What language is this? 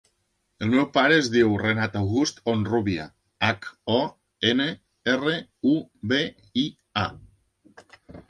Catalan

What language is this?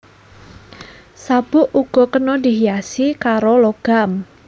Javanese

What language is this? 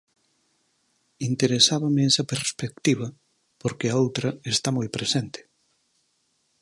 Galician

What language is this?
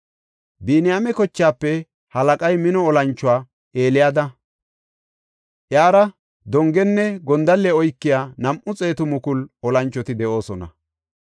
Gofa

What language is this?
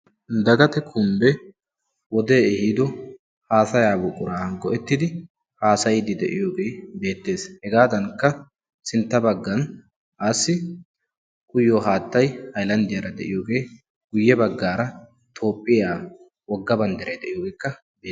Wolaytta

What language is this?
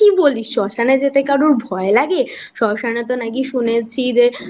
Bangla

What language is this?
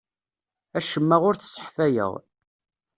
Kabyle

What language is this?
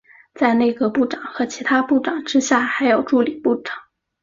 Chinese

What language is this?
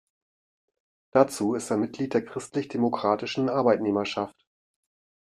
German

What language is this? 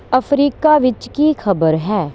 Punjabi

